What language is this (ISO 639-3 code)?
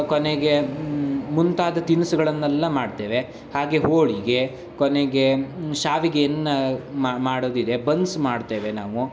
kan